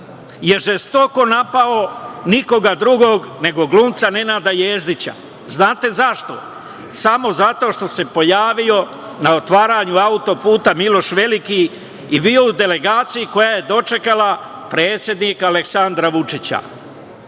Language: Serbian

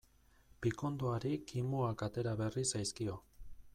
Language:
Basque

